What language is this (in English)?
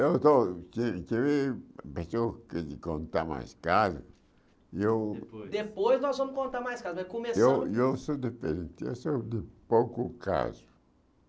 Portuguese